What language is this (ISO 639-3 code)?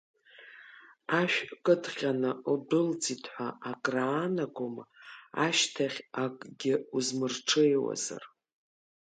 abk